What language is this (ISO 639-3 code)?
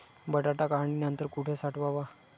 mar